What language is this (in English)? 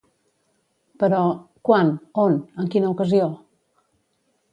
Catalan